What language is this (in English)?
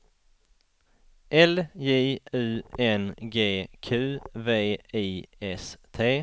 Swedish